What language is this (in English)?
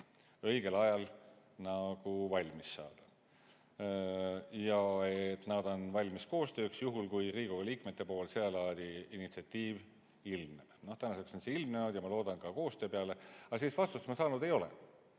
Estonian